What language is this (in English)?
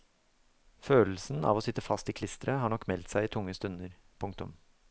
Norwegian